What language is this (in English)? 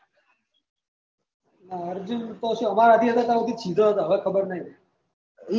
Gujarati